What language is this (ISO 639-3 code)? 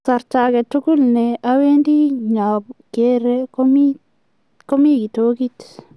kln